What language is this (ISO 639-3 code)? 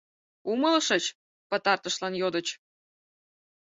chm